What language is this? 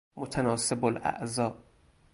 Persian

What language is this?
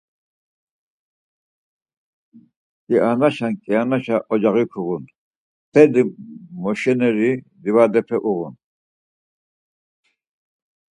Laz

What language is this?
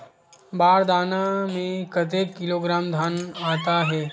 Chhattisgarhi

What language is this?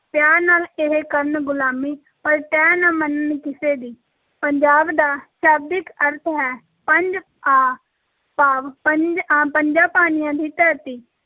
Punjabi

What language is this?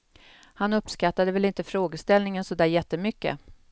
Swedish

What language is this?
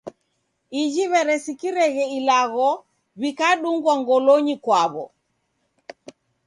Taita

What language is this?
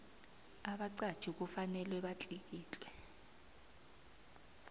South Ndebele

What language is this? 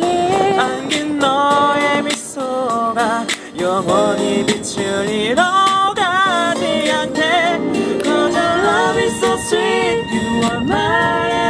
Korean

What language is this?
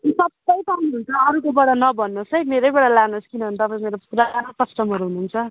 Nepali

